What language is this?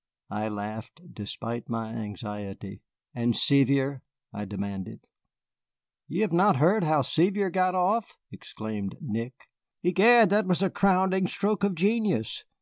English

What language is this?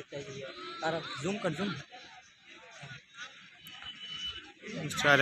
Arabic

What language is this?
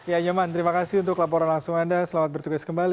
Indonesian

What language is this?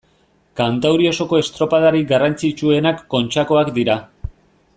Basque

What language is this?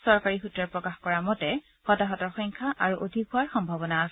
Assamese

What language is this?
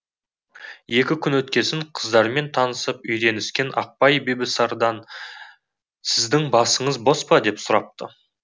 Kazakh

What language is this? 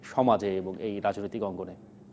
Bangla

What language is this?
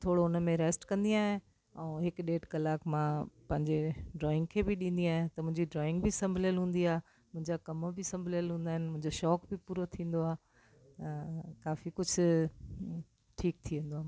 Sindhi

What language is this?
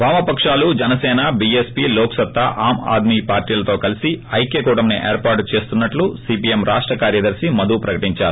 Telugu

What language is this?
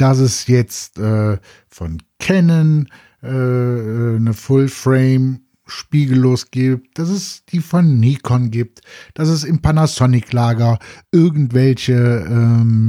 German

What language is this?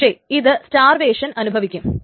Malayalam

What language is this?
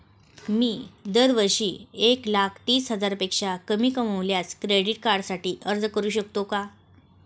Marathi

